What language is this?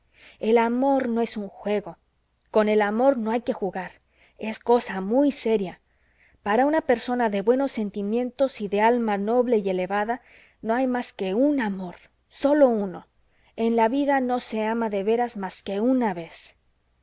Spanish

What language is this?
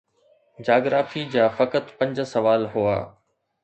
Sindhi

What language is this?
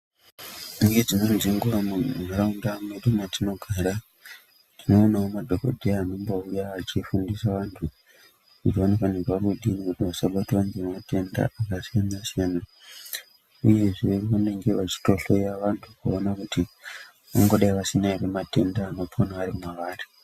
Ndau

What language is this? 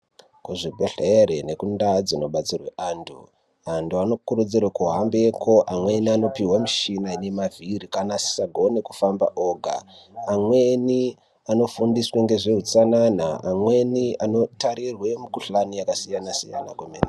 Ndau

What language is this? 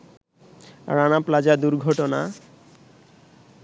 Bangla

